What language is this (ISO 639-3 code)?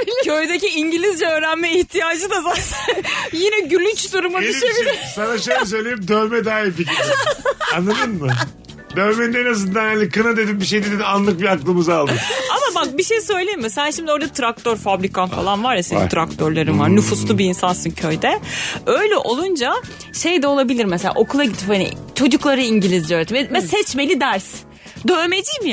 tur